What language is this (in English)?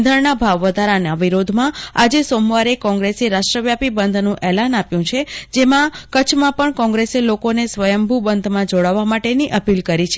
Gujarati